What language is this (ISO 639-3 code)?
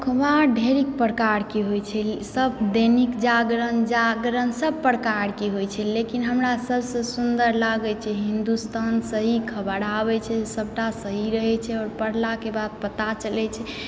mai